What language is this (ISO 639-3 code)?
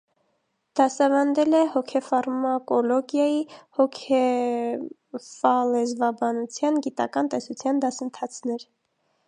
hye